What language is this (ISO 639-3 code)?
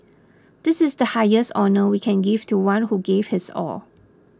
eng